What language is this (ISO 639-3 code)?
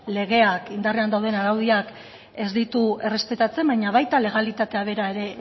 eus